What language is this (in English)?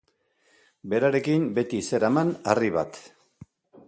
Basque